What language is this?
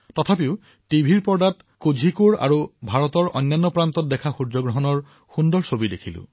Assamese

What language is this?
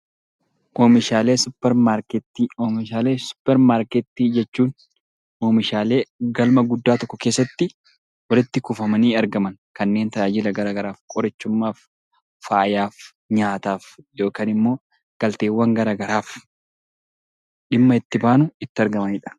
Oromo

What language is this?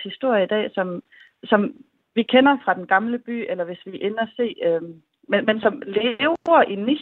Danish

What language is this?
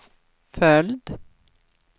Swedish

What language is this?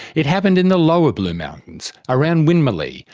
English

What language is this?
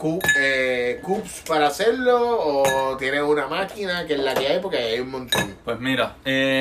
Spanish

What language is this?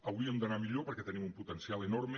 Catalan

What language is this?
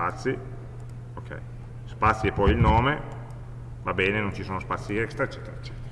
Italian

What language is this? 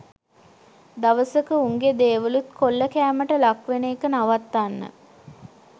Sinhala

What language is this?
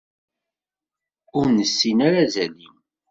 Kabyle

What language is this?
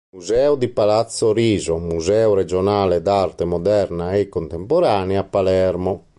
Italian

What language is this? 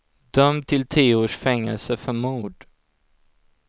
Swedish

